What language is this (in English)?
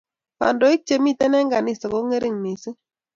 Kalenjin